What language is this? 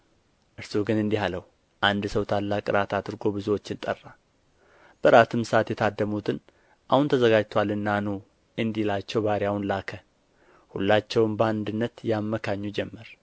Amharic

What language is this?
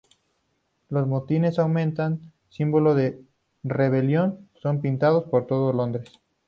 Spanish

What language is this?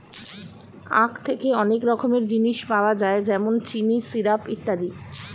Bangla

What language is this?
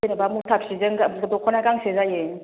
Bodo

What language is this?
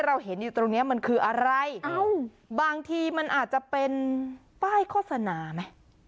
Thai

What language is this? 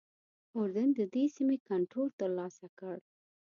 Pashto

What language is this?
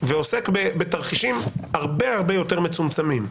Hebrew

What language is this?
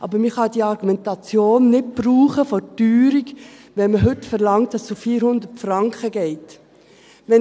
Swiss German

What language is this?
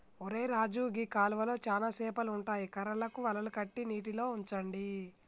Telugu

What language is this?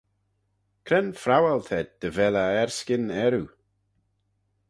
Manx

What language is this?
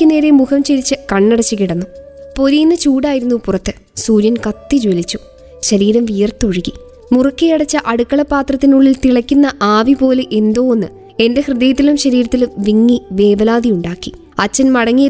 Malayalam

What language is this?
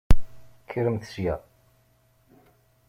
Kabyle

